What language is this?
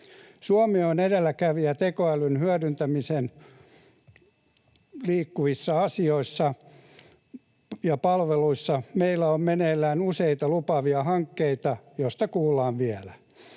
Finnish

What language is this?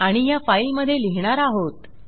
Marathi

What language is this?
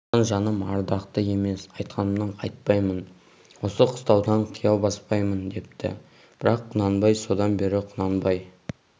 Kazakh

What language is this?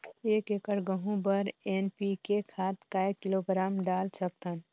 Chhattisgarhi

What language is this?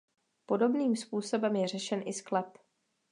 Czech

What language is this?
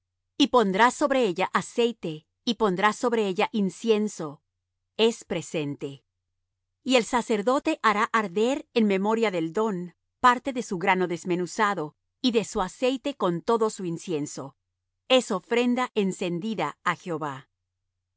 Spanish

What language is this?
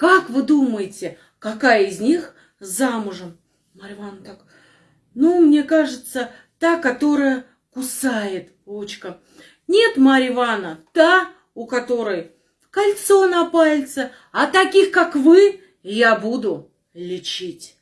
Russian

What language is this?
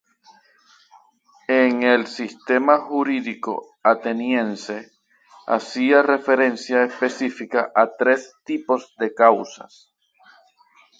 Spanish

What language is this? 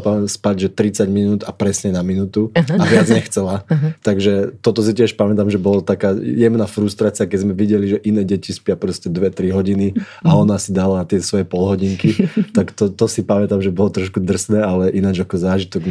Slovak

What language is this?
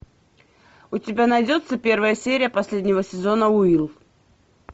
Russian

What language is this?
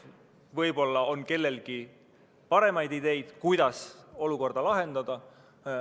Estonian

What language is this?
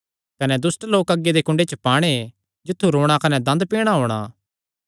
Kangri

